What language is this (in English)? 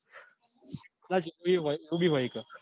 Gujarati